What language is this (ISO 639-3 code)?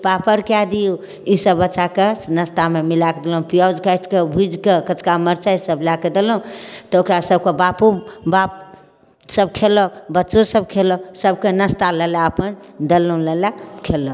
mai